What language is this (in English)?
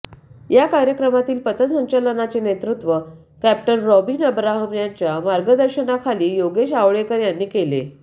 Marathi